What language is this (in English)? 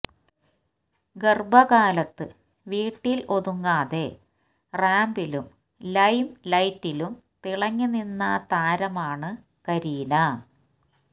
Malayalam